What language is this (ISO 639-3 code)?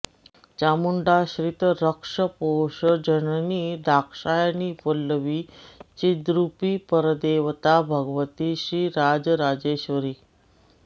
san